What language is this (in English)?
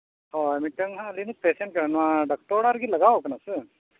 Santali